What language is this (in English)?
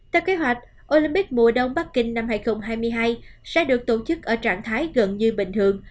Vietnamese